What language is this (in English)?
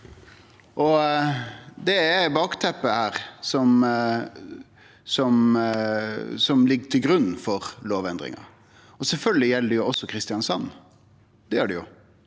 Norwegian